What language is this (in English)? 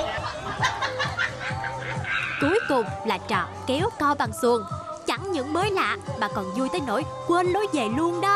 Vietnamese